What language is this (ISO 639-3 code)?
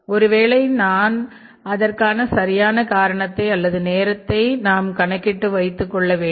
tam